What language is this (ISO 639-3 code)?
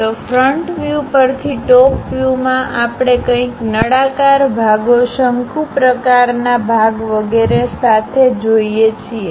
guj